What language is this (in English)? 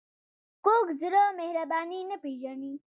Pashto